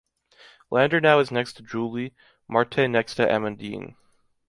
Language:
English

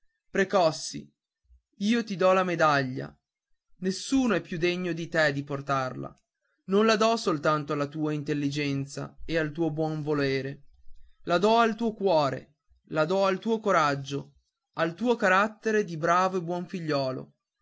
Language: Italian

